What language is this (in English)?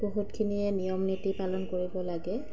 Assamese